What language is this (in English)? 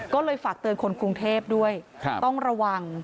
Thai